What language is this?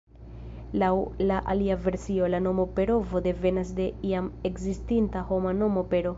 Esperanto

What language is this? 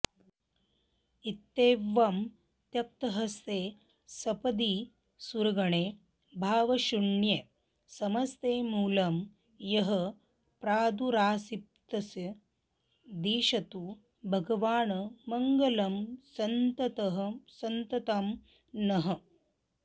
Sanskrit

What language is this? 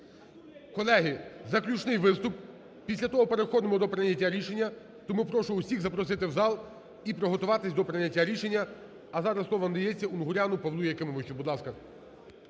Ukrainian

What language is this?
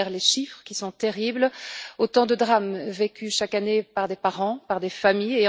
French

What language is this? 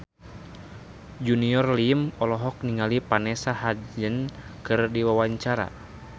Sundanese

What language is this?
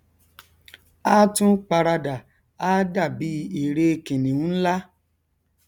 Yoruba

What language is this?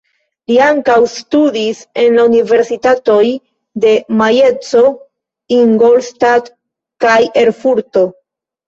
Esperanto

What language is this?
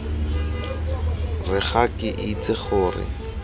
Tswana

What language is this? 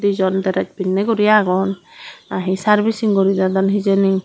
Chakma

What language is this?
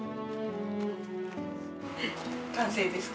Japanese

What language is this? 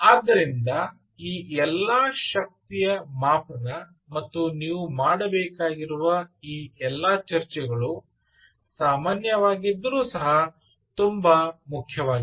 Kannada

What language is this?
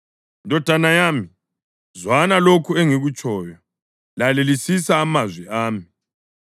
North Ndebele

